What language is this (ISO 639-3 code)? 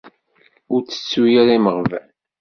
kab